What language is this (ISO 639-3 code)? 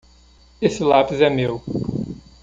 por